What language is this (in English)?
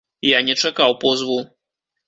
Belarusian